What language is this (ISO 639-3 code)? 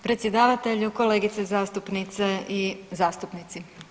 hrv